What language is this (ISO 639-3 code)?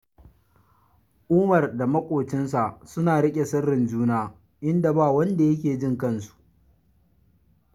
hau